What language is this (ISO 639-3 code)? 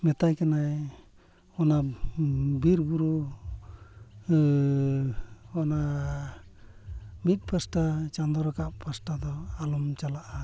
sat